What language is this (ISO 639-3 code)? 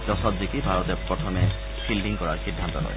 asm